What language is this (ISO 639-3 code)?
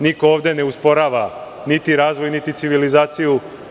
srp